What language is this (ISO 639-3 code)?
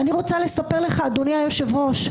heb